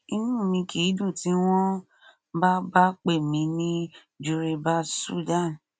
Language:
Yoruba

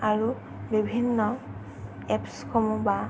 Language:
Assamese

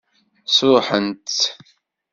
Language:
Kabyle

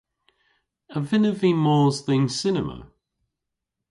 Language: Cornish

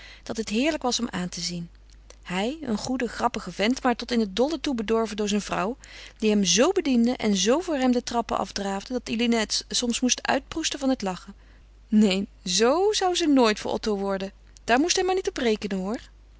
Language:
Dutch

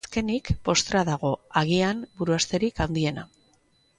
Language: Basque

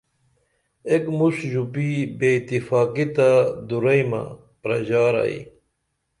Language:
Dameli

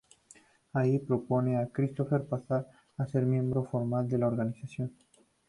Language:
Spanish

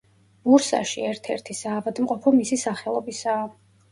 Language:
Georgian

